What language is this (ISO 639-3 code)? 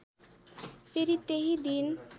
nep